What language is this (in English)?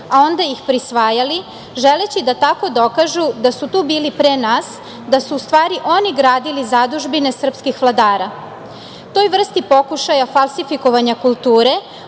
Serbian